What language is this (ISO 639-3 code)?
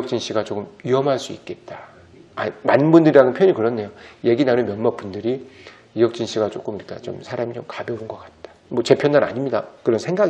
kor